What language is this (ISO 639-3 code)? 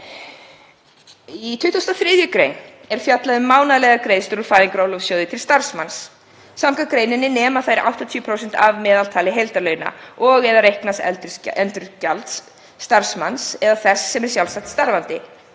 isl